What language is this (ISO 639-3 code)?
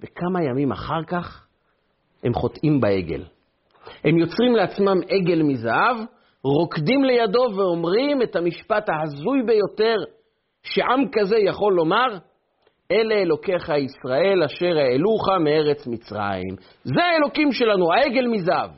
heb